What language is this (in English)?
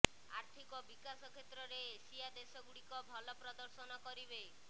Odia